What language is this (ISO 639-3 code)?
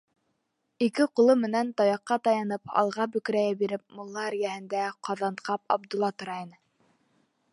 bak